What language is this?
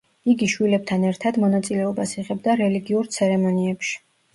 Georgian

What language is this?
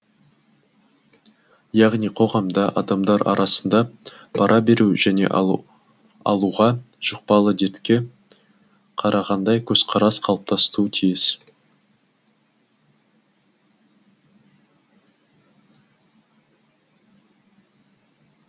Kazakh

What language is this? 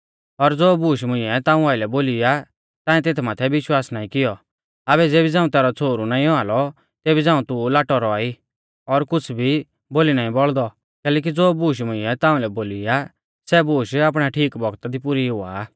Mahasu Pahari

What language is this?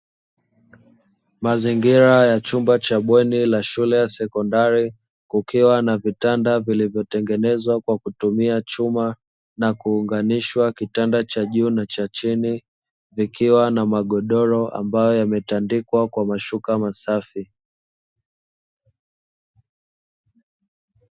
Swahili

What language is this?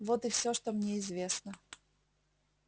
Russian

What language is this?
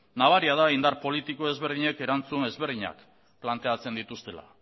Basque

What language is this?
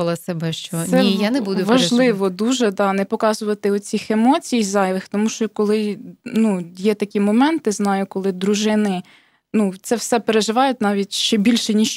Ukrainian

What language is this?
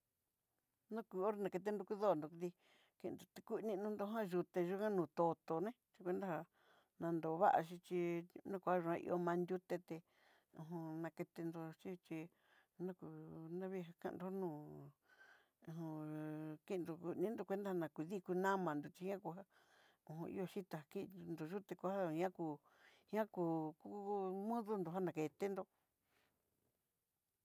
Southeastern Nochixtlán Mixtec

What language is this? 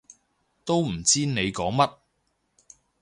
Cantonese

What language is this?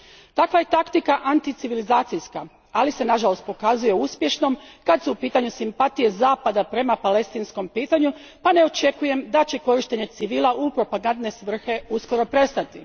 Croatian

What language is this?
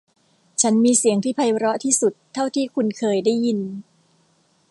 Thai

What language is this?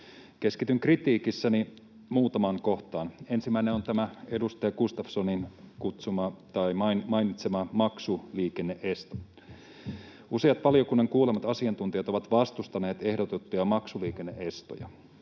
Finnish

